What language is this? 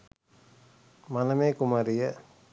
Sinhala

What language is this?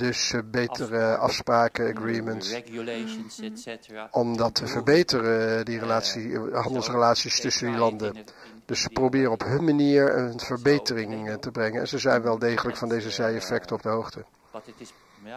Dutch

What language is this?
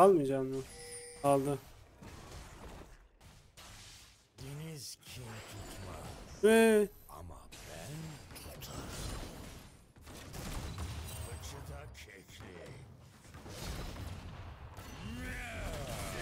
Turkish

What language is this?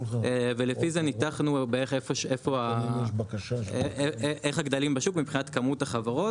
Hebrew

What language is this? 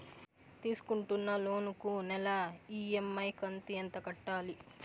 Telugu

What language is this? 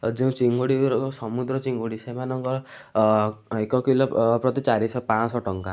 Odia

